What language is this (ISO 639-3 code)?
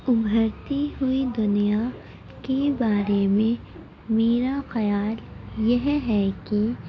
urd